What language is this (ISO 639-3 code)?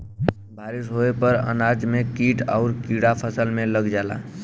bho